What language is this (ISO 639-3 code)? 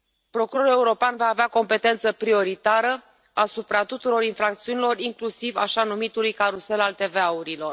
ron